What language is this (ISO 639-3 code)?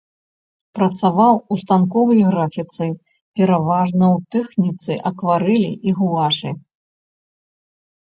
bel